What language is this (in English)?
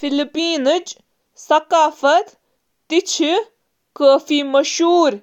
Kashmiri